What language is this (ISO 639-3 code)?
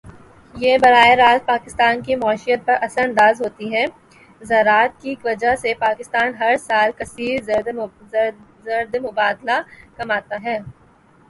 urd